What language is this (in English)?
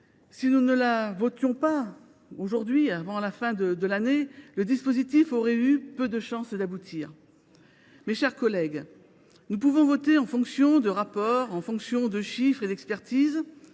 French